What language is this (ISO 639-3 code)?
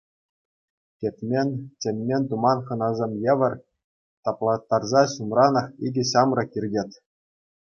chv